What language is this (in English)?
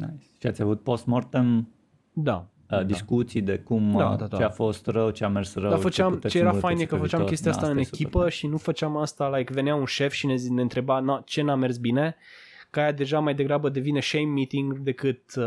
Romanian